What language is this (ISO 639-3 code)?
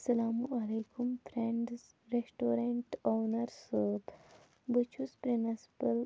kas